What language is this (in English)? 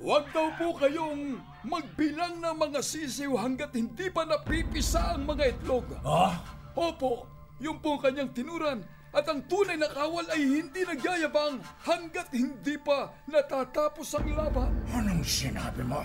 Filipino